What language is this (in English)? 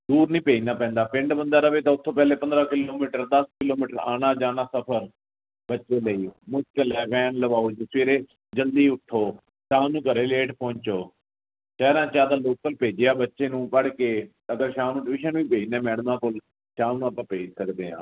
Punjabi